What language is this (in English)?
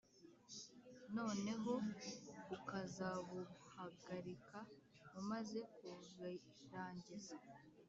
Kinyarwanda